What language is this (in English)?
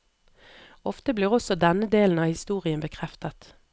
Norwegian